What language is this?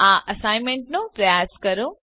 Gujarati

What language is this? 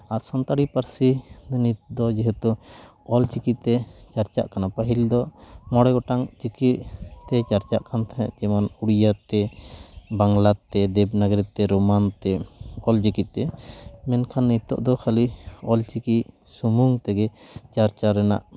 Santali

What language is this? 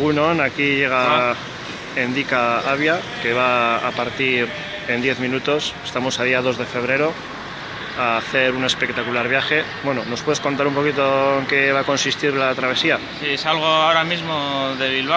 Spanish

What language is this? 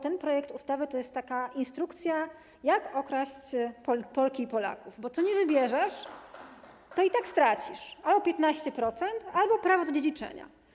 Polish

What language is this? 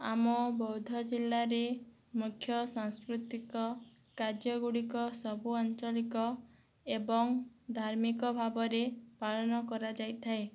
Odia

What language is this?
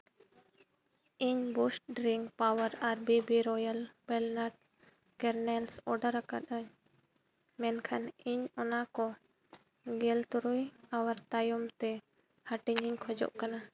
Santali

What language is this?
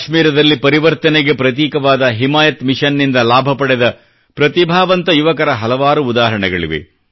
Kannada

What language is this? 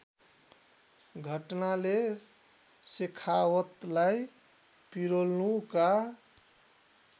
Nepali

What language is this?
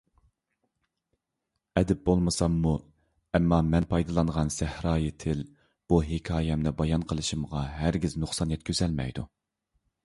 Uyghur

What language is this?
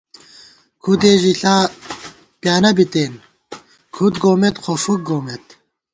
Gawar-Bati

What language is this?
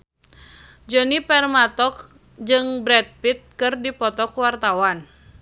Sundanese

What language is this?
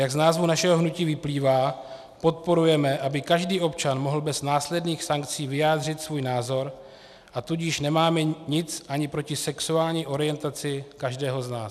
Czech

